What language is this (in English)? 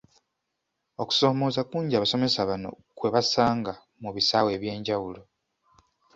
Ganda